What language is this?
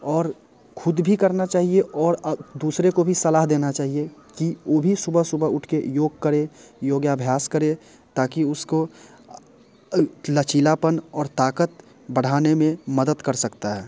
Hindi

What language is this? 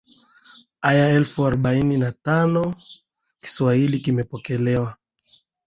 Swahili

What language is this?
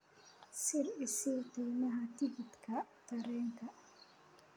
Somali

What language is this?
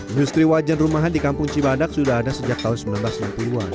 Indonesian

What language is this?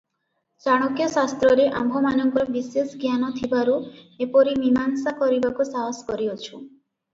Odia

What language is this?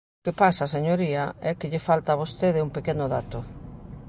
Galician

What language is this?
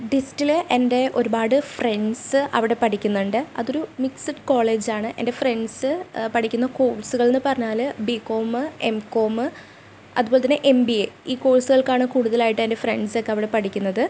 Malayalam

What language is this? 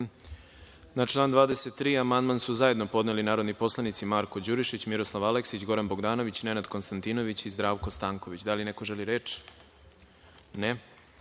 Serbian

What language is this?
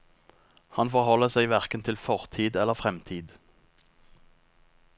Norwegian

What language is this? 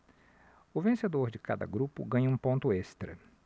Portuguese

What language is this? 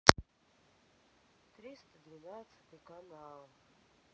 Russian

